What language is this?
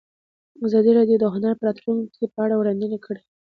Pashto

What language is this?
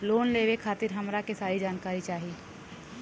Bhojpuri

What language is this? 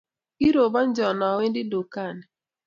Kalenjin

